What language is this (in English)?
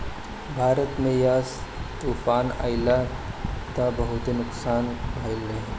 Bhojpuri